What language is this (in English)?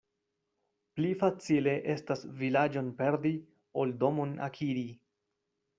Esperanto